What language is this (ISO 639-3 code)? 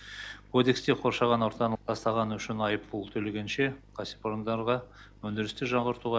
kaz